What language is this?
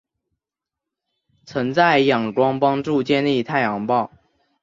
Chinese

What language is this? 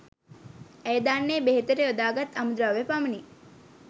Sinhala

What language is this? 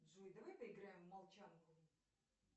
Russian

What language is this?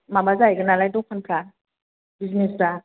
Bodo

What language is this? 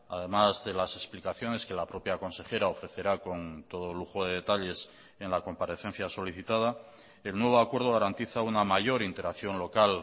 Spanish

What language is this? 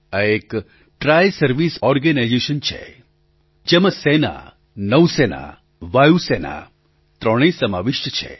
Gujarati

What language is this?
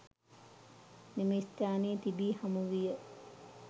Sinhala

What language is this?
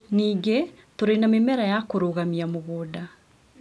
Kikuyu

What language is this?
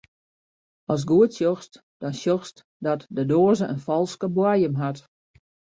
Western Frisian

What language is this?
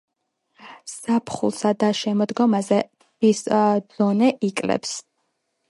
Georgian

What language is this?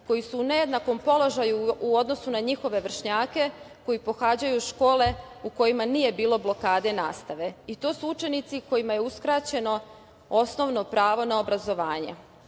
Serbian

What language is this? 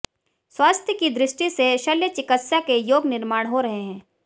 Hindi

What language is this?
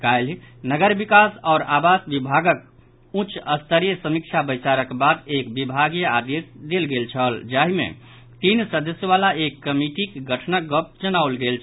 Maithili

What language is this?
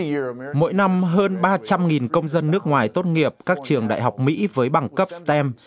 Vietnamese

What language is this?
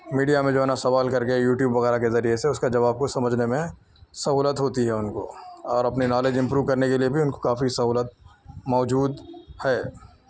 Urdu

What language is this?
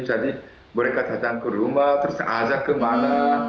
Indonesian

